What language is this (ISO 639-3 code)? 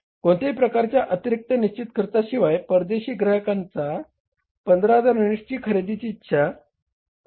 mar